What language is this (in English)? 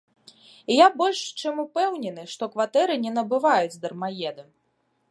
Belarusian